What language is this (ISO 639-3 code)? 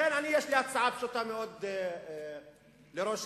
heb